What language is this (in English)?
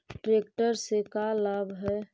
Magahi